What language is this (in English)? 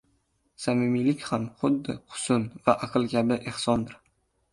Uzbek